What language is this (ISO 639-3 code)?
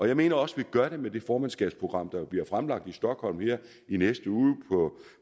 dan